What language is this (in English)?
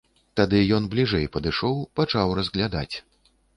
Belarusian